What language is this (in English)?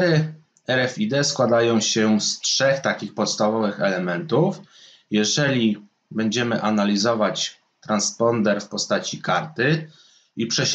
Polish